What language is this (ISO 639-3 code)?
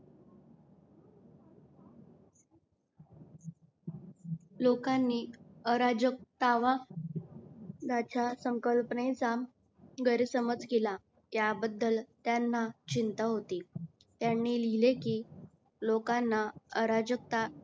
mar